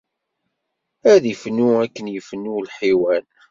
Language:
Kabyle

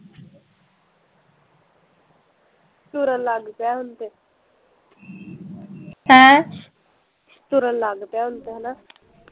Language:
Punjabi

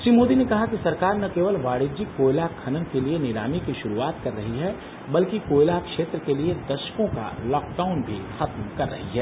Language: Hindi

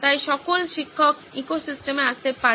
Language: Bangla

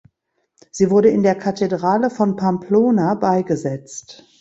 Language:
German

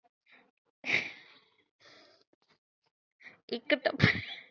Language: Punjabi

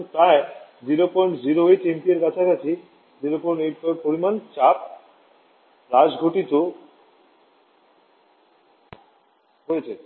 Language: Bangla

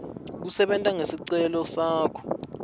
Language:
Swati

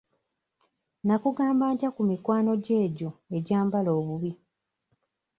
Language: Ganda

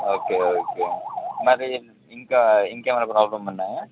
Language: Telugu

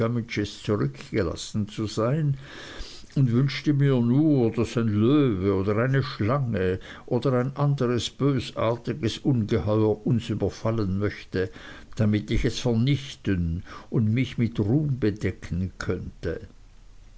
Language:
German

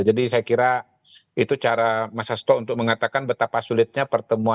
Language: Indonesian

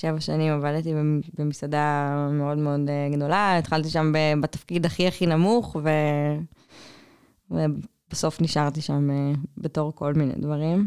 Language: Hebrew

